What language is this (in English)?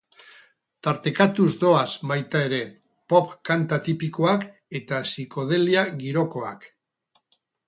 Basque